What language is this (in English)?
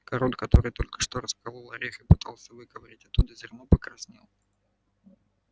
Russian